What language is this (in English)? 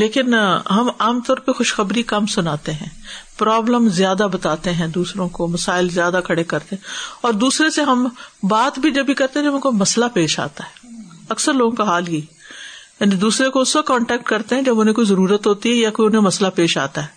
Urdu